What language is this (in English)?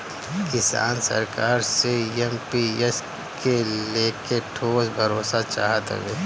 Bhojpuri